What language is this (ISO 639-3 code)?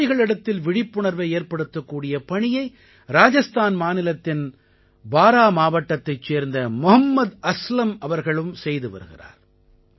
tam